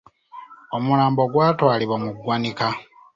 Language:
Ganda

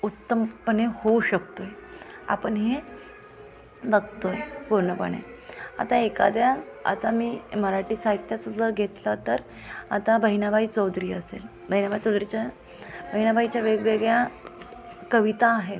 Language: Marathi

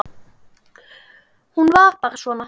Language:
Icelandic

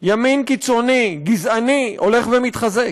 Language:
Hebrew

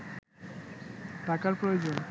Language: Bangla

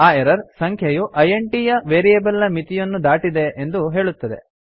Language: Kannada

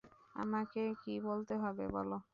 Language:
Bangla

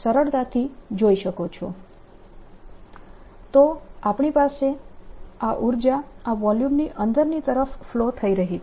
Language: Gujarati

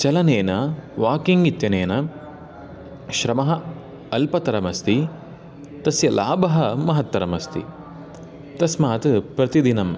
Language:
Sanskrit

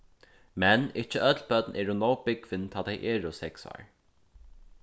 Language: Faroese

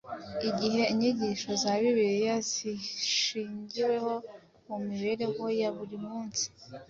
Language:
Kinyarwanda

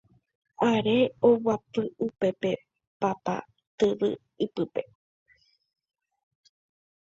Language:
Guarani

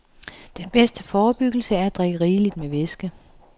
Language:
Danish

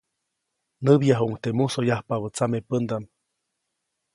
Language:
Copainalá Zoque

